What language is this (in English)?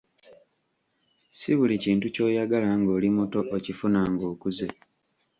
Ganda